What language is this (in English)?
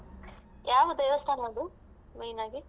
Kannada